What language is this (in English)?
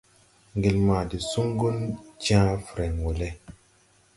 Tupuri